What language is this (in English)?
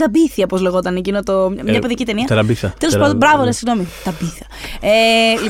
Greek